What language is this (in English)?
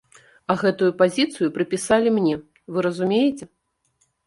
Belarusian